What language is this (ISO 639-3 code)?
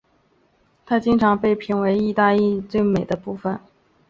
zho